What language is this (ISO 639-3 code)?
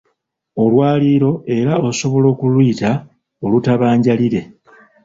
lug